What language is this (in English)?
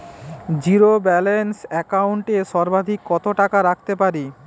Bangla